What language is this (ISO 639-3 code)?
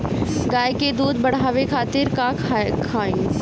bho